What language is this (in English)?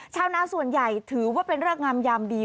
Thai